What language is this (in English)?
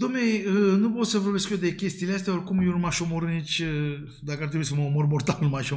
Romanian